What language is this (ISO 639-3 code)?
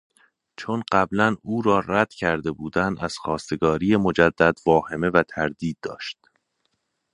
fas